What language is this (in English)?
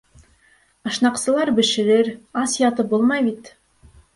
Bashkir